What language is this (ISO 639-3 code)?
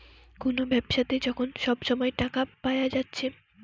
ben